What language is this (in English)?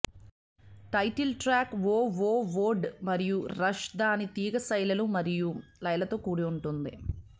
Telugu